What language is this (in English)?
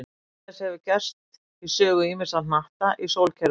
Icelandic